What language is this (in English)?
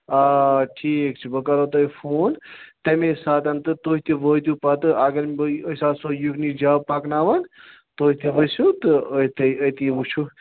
Kashmiri